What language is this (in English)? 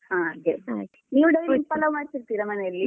Kannada